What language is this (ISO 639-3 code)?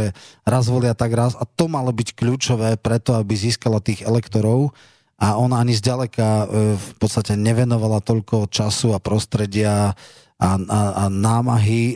slk